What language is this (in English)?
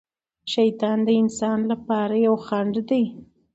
Pashto